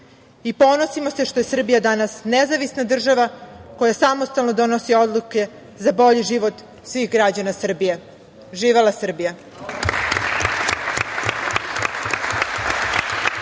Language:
Serbian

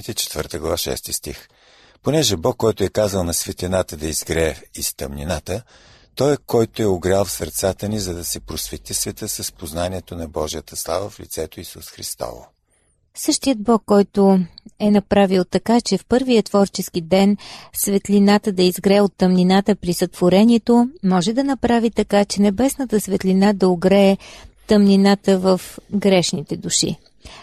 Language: Bulgarian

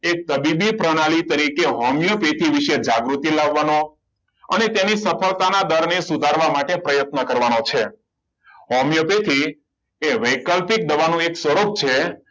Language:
Gujarati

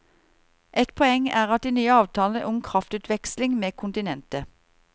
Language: Norwegian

